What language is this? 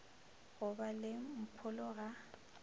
Northern Sotho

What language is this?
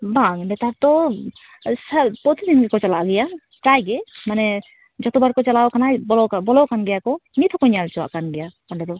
Santali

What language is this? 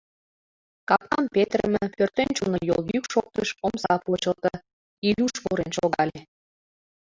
Mari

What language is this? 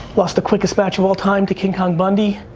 English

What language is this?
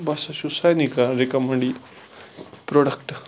Kashmiri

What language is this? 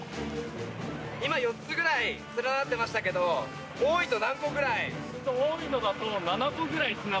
Japanese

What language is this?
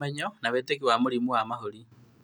Kikuyu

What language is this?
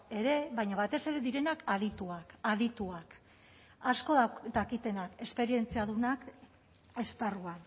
Basque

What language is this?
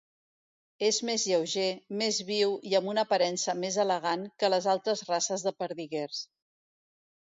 Catalan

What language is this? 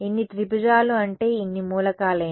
Telugu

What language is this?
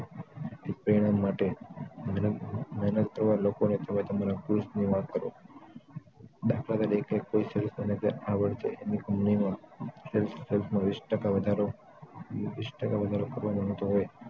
Gujarati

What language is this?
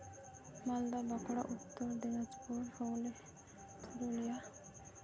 Santali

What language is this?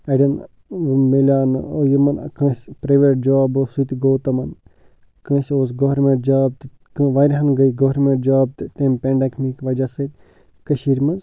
Kashmiri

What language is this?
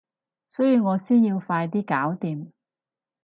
Cantonese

